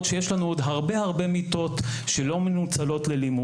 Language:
Hebrew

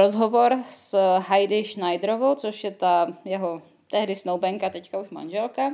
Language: Czech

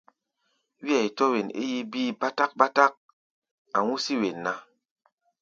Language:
Gbaya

